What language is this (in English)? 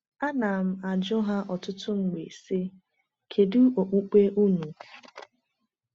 Igbo